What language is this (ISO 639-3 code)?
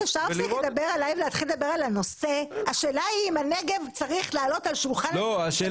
heb